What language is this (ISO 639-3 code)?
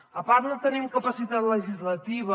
cat